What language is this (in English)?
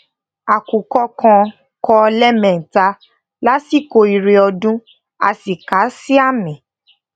Yoruba